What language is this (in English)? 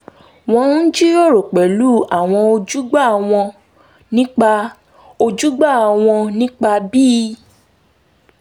Yoruba